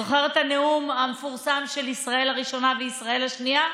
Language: Hebrew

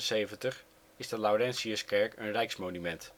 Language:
Dutch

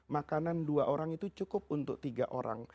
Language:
Indonesian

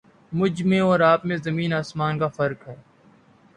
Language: Urdu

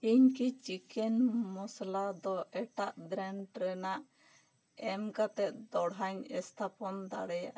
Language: Santali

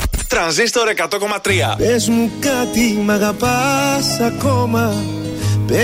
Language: Greek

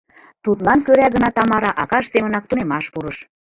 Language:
Mari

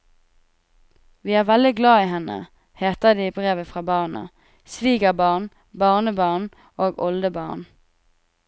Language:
Norwegian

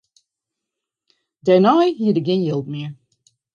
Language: Western Frisian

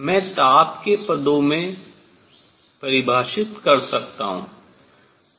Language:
Hindi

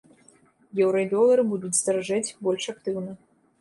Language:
Belarusian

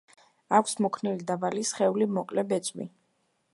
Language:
Georgian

